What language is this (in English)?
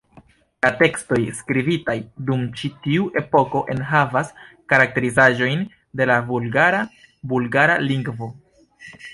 Esperanto